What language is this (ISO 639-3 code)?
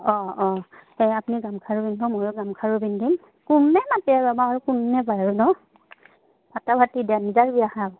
asm